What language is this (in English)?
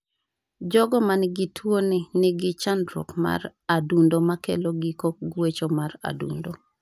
Luo (Kenya and Tanzania)